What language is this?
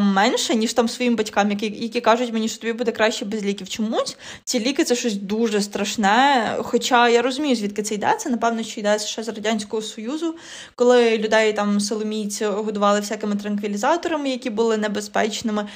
Ukrainian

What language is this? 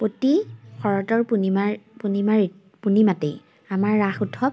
Assamese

